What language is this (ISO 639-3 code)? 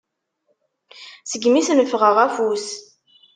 kab